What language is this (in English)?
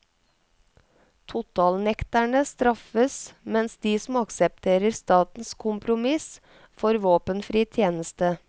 Norwegian